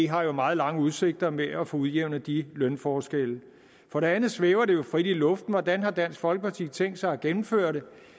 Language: Danish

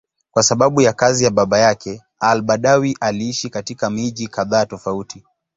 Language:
Swahili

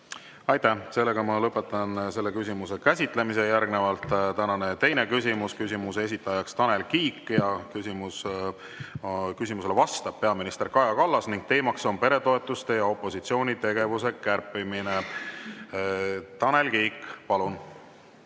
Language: Estonian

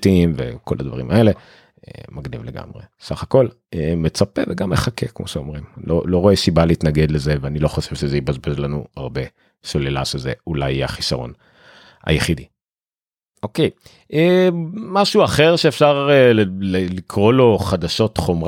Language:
Hebrew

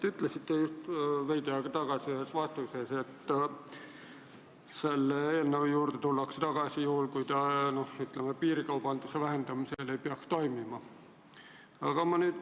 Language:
Estonian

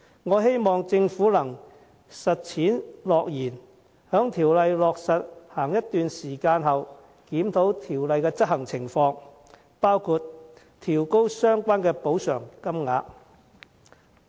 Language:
Cantonese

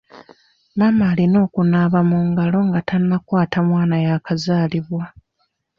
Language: Ganda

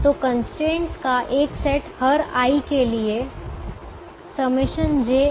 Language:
Hindi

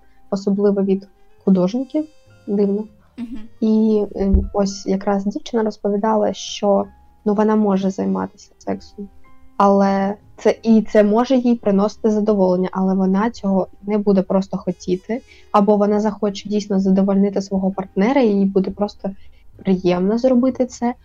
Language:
Ukrainian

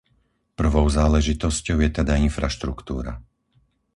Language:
Slovak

